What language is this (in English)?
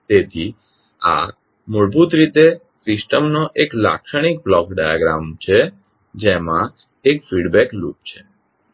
Gujarati